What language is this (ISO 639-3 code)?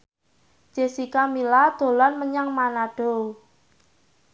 jav